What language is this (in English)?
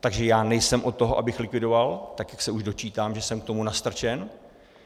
Czech